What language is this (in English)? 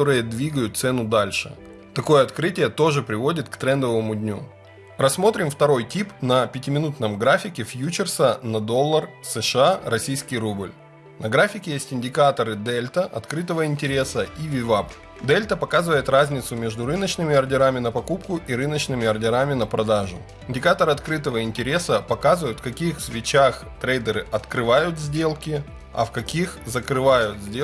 Russian